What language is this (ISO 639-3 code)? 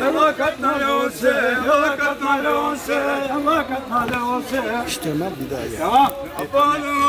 tur